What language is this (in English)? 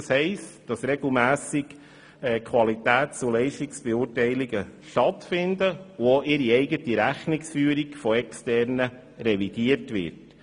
Swiss German